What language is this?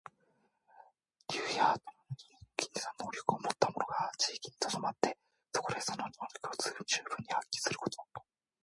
Japanese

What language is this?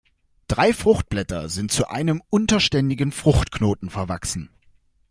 German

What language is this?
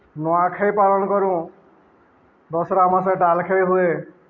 Odia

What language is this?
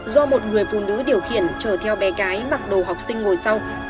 Vietnamese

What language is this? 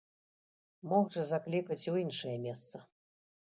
Belarusian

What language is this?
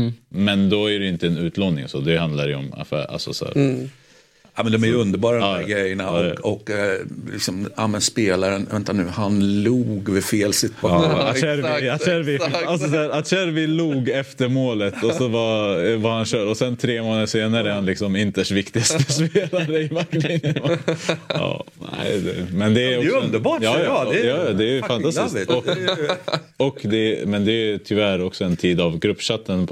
Swedish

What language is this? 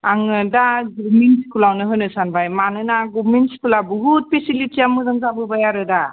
Bodo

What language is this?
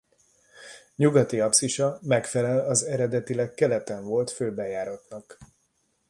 Hungarian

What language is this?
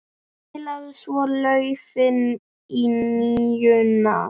Icelandic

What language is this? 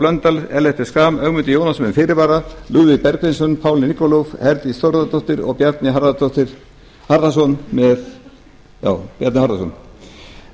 Icelandic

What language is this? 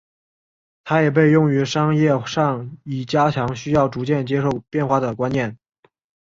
Chinese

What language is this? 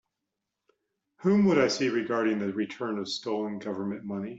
English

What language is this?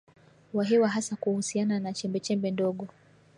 Swahili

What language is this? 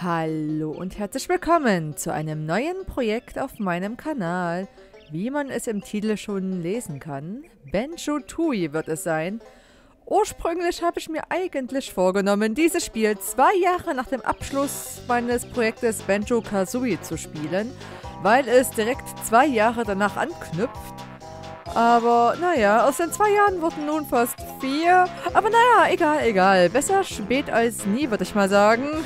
German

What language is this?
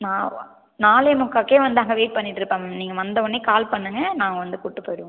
Tamil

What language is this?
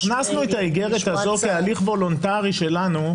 Hebrew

